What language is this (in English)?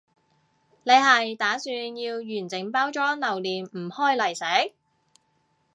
Cantonese